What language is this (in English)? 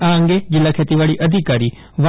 Gujarati